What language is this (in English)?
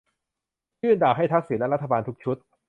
Thai